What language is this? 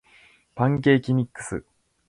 Japanese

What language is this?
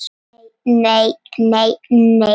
Icelandic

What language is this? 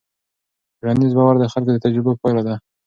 Pashto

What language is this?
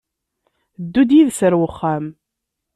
Kabyle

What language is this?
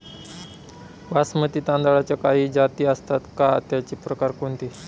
Marathi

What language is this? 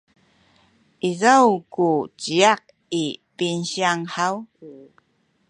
Sakizaya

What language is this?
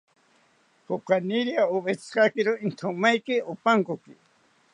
South Ucayali Ashéninka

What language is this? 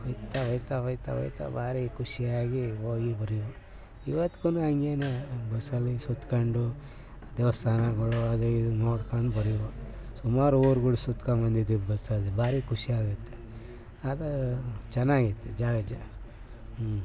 Kannada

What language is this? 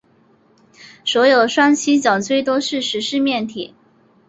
Chinese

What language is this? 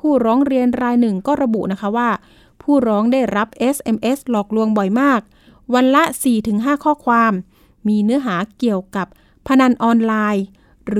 Thai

